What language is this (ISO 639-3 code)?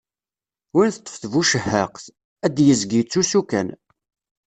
kab